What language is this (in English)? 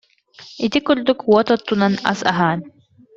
Yakut